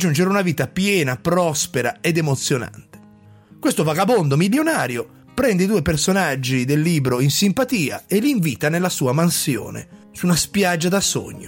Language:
Italian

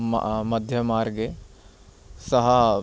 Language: Sanskrit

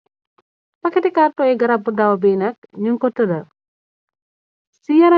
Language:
Wolof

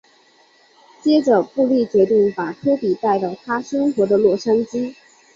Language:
Chinese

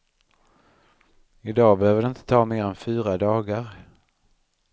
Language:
Swedish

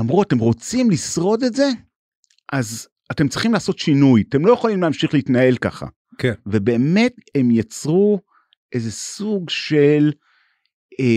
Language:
Hebrew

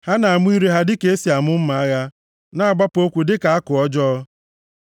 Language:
Igbo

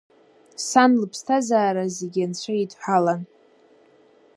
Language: Abkhazian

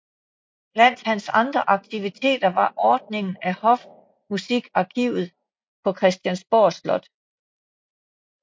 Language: Danish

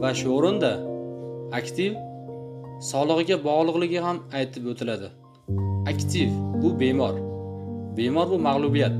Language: Turkish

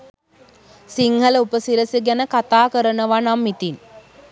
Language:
Sinhala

